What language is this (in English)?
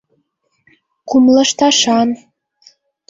Mari